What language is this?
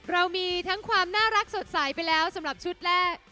Thai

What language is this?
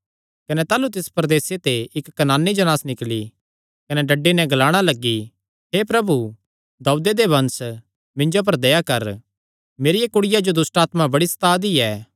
Kangri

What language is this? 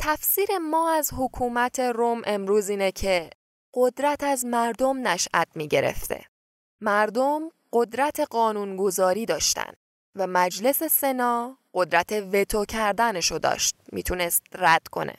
Persian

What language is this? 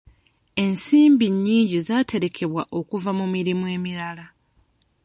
Ganda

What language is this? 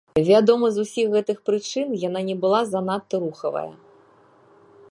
Belarusian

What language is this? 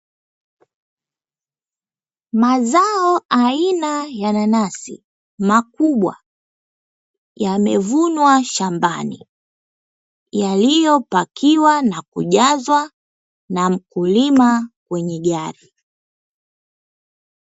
Swahili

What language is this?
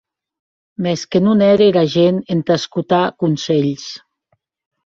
Occitan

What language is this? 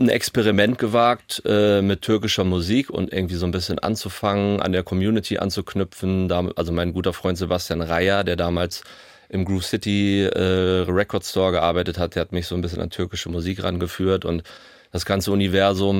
German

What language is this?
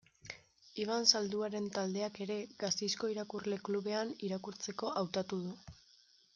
Basque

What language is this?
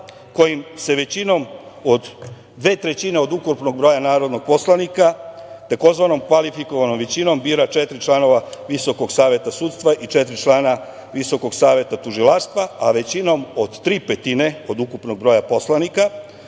Serbian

